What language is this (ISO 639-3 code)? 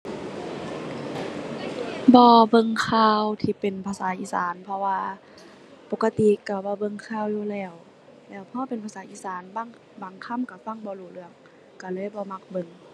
tha